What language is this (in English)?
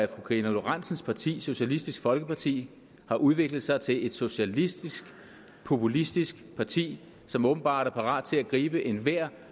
Danish